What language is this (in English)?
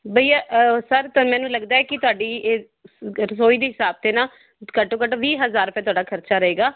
Punjabi